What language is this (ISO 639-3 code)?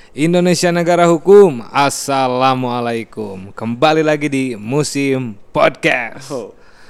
ind